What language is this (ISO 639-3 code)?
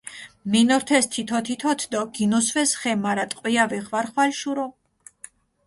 xmf